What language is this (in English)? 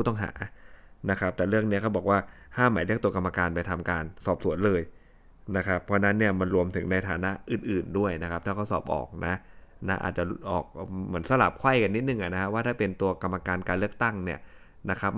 Thai